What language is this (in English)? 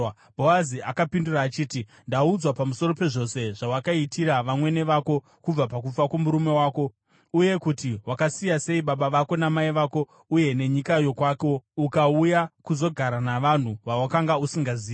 Shona